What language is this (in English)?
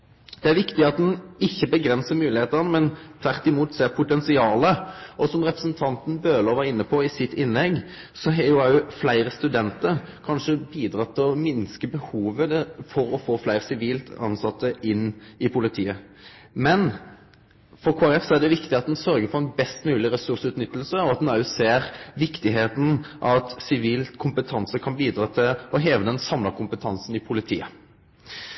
Norwegian Nynorsk